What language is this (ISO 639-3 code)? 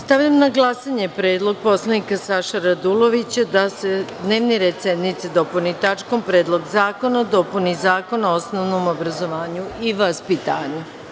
srp